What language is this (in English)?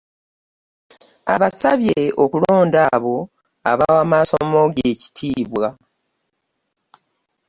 Ganda